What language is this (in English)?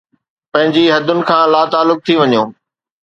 Sindhi